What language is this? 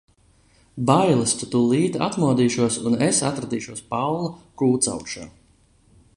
Latvian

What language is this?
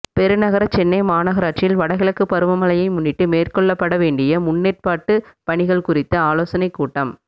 Tamil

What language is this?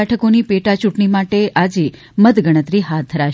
Gujarati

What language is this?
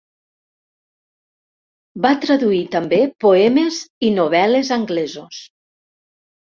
Catalan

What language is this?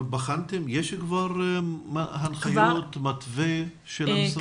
Hebrew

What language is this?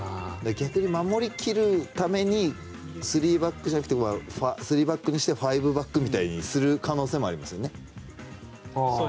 Japanese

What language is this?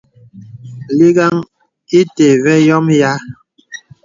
Bebele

